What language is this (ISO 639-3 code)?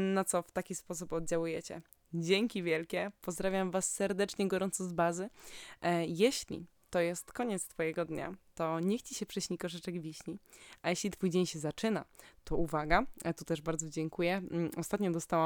pol